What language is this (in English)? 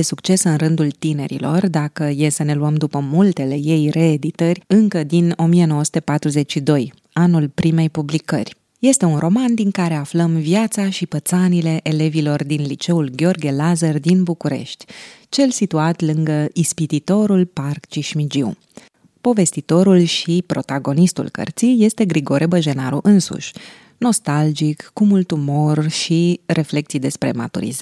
Romanian